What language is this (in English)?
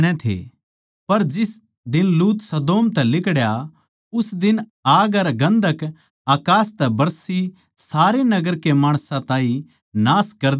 Haryanvi